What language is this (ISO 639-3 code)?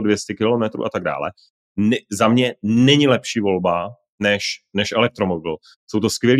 ces